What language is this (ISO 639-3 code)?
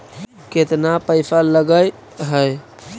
mag